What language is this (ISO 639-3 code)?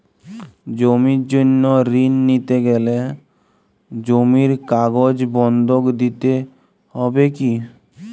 ben